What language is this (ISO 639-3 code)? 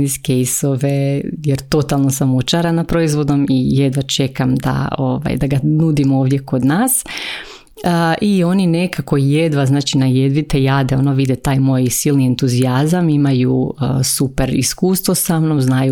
hrv